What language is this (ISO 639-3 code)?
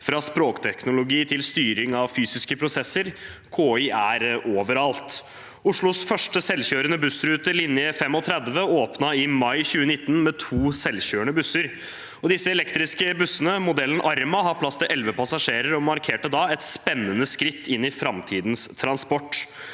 nor